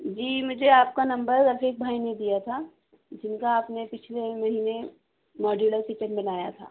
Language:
Urdu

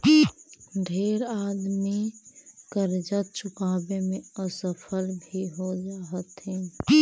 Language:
Magahi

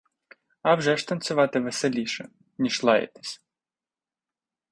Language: Ukrainian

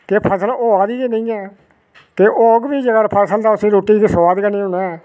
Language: Dogri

